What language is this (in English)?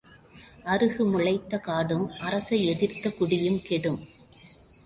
Tamil